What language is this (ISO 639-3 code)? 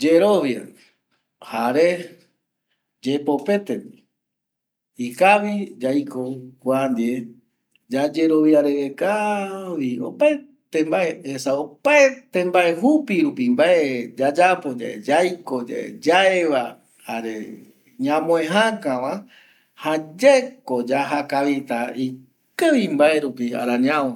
gui